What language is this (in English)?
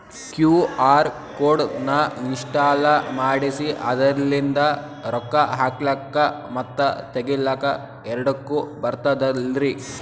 Kannada